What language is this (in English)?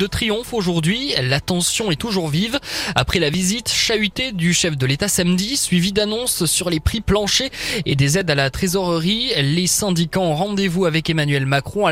French